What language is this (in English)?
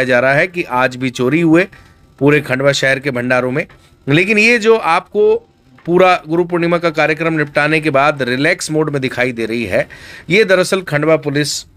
Hindi